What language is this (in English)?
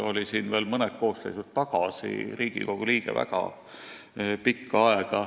Estonian